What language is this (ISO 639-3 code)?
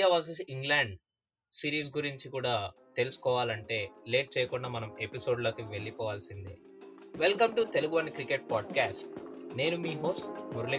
tel